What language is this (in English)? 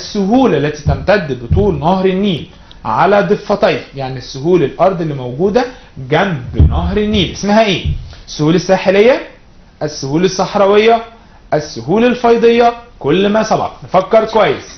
Arabic